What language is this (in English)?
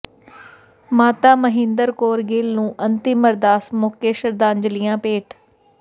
Punjabi